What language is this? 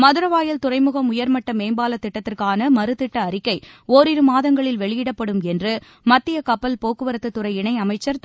Tamil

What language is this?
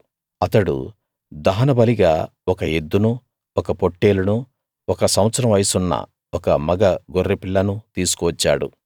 Telugu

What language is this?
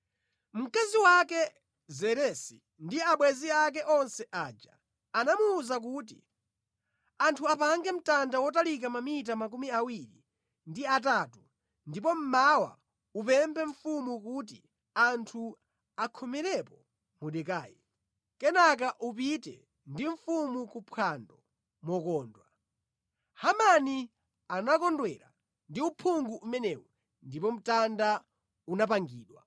Nyanja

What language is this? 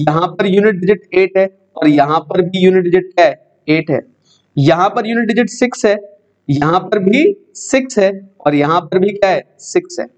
Hindi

